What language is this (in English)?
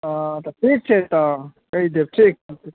Maithili